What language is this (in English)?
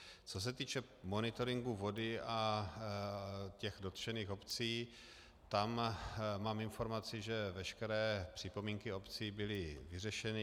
Czech